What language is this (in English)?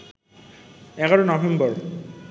Bangla